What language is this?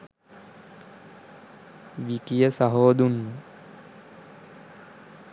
Sinhala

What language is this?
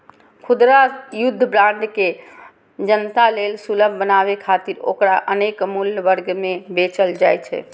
Maithili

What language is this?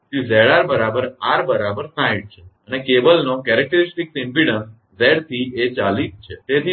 Gujarati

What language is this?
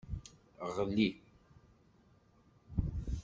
Kabyle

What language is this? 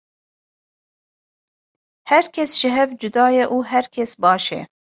Kurdish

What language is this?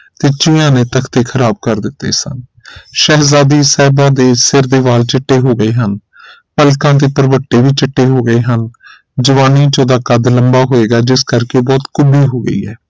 Punjabi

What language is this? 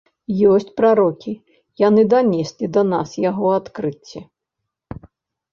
Belarusian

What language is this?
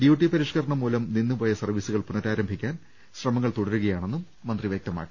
Malayalam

